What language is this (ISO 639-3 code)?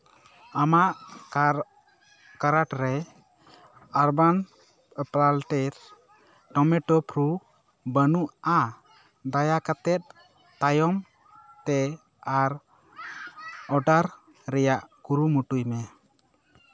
sat